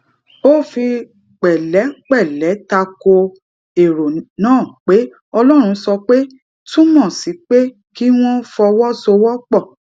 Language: Yoruba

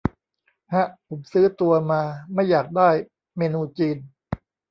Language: Thai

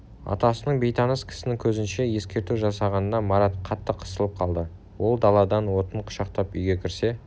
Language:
Kazakh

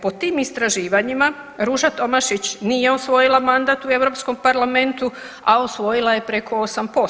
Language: Croatian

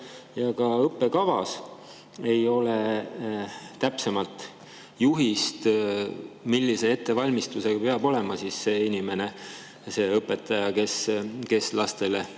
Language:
Estonian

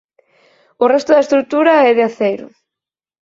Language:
Galician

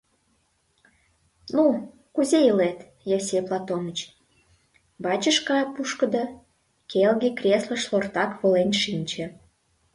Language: Mari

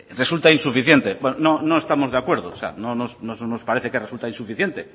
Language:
Spanish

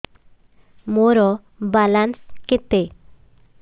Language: Odia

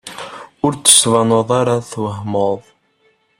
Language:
Kabyle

